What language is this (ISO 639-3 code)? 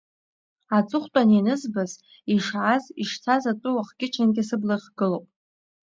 abk